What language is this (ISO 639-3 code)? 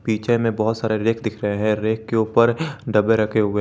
hin